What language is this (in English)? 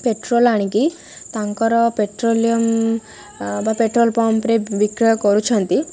Odia